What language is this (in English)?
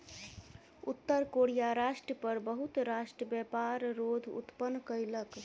Maithili